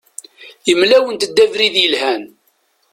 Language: Kabyle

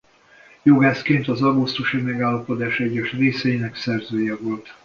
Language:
Hungarian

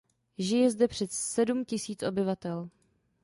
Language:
Czech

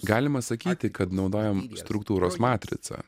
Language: Lithuanian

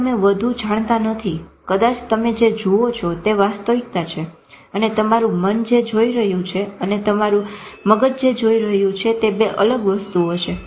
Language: Gujarati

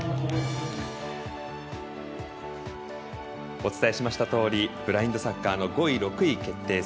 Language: Japanese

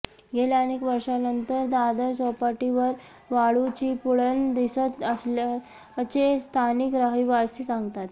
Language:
Marathi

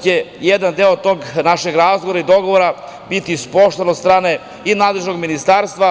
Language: Serbian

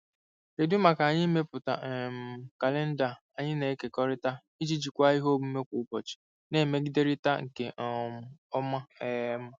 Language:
Igbo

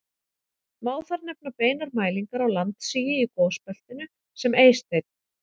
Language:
Icelandic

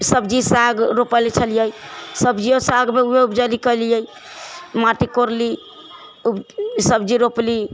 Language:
Maithili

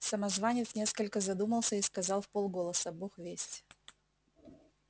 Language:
Russian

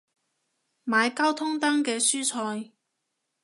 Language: Cantonese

